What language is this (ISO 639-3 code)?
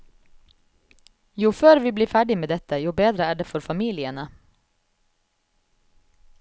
nor